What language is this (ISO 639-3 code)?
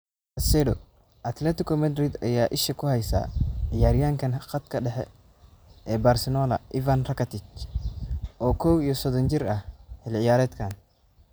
som